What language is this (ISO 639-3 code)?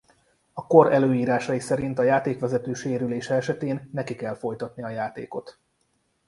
hun